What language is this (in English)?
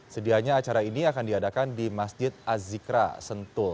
Indonesian